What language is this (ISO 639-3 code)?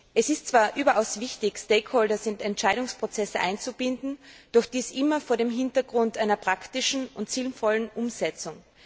deu